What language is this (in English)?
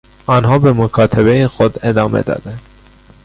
Persian